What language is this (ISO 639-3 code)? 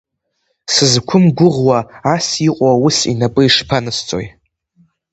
abk